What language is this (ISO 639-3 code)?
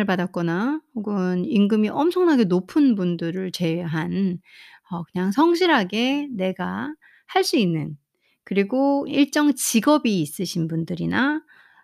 kor